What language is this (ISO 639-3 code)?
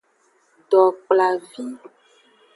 ajg